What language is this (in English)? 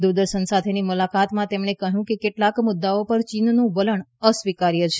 Gujarati